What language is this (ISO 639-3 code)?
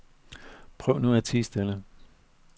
dan